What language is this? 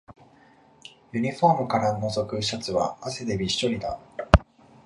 Japanese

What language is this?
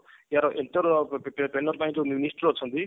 Odia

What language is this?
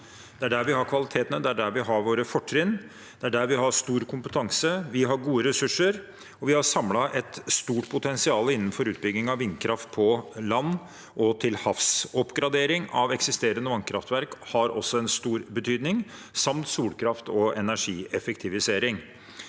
Norwegian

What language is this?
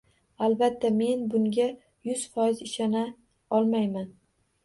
Uzbek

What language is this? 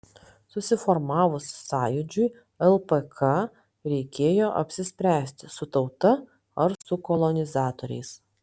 Lithuanian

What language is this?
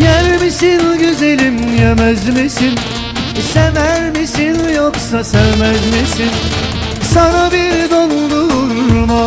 Turkish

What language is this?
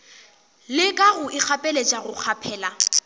Northern Sotho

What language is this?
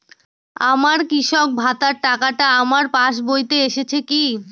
Bangla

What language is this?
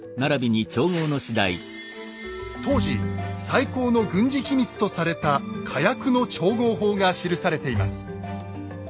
Japanese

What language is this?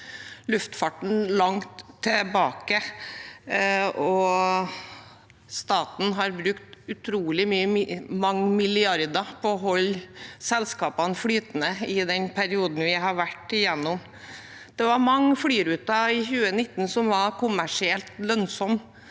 Norwegian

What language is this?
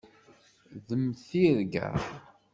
Kabyle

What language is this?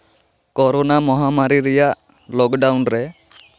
Santali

